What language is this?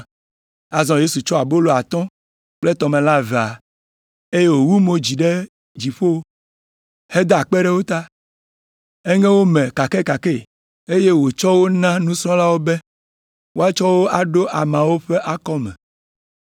Ewe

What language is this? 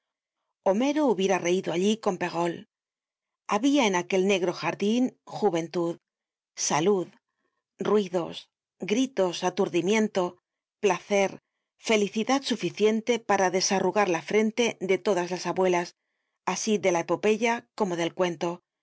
Spanish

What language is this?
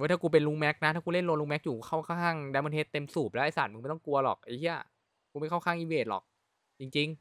Thai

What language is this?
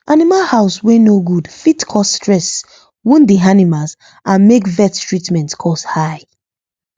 Nigerian Pidgin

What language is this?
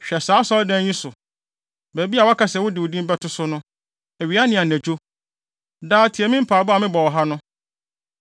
Akan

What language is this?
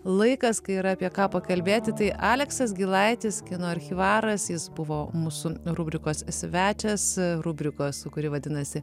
Lithuanian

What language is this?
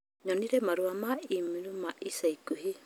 Kikuyu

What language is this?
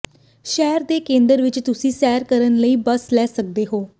Punjabi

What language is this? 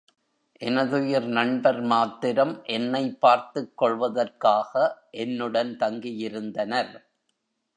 Tamil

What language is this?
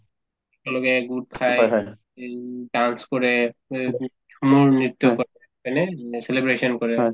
Assamese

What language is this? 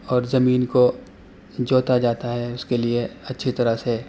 Urdu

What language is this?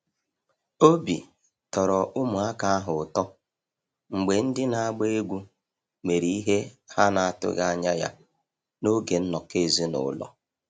Igbo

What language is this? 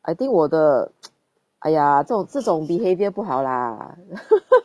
English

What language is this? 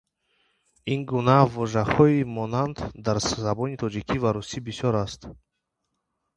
Tajik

